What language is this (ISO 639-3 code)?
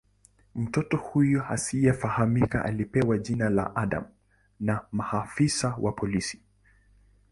swa